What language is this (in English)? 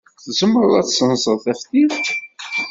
Kabyle